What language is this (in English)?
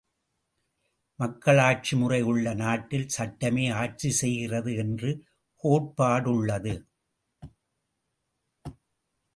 Tamil